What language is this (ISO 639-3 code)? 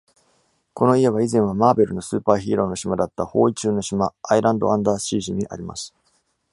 jpn